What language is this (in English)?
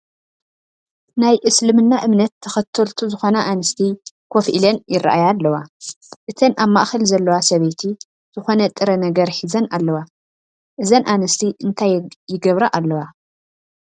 Tigrinya